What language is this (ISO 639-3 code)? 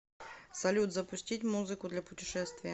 rus